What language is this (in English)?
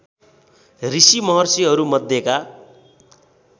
Nepali